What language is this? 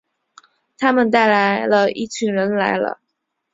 Chinese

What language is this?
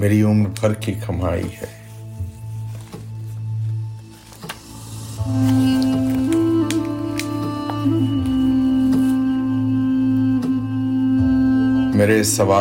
Urdu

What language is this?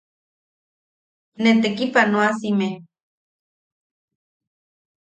Yaqui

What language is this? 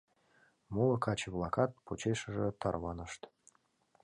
Mari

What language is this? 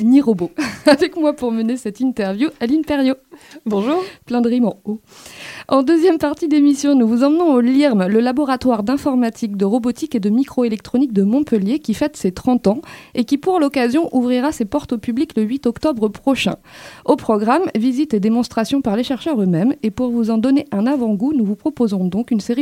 French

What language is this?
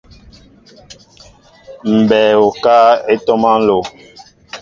Mbo (Cameroon)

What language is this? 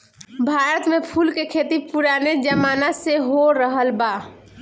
Bhojpuri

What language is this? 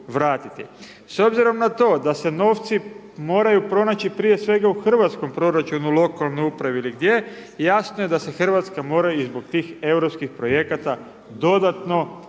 Croatian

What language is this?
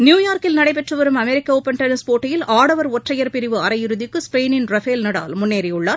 Tamil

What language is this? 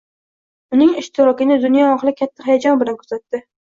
Uzbek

